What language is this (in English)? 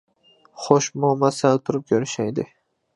Uyghur